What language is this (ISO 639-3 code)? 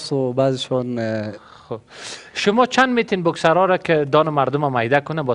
fas